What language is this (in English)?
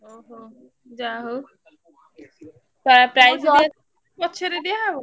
Odia